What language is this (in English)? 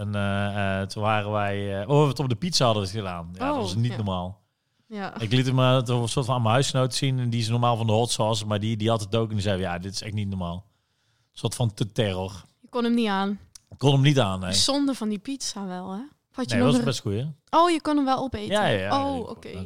Dutch